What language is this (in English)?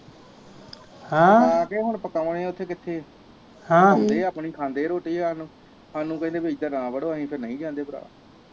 Punjabi